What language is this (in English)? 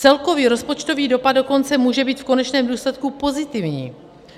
Czech